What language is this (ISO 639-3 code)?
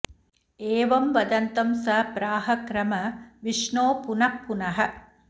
san